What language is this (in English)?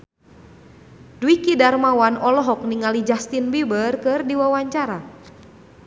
Sundanese